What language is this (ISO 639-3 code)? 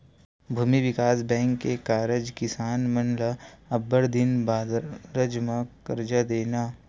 hne